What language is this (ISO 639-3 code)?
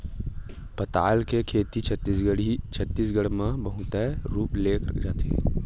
hne